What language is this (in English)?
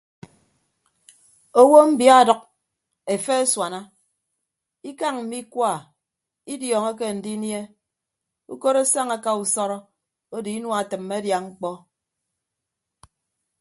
Ibibio